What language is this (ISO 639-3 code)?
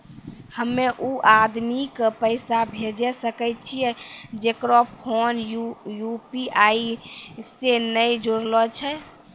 mai